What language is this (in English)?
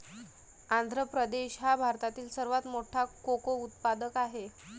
Marathi